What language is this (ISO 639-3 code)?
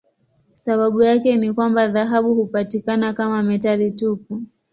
swa